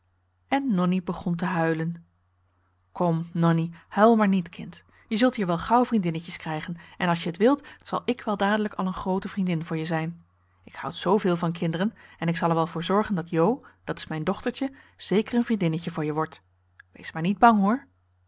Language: Dutch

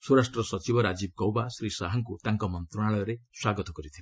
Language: Odia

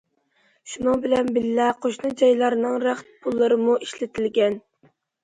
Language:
Uyghur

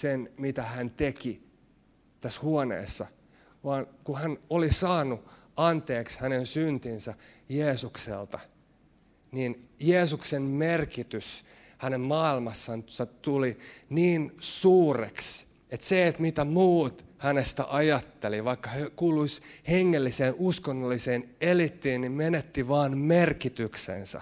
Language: Finnish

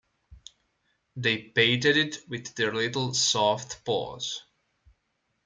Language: English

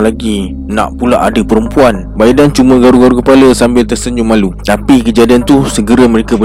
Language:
Malay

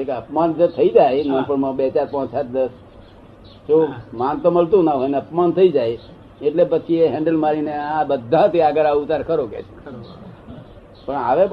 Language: Gujarati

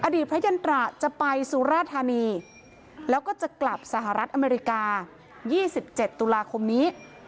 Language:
Thai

